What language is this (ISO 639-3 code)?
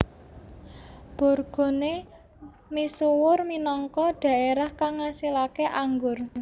jav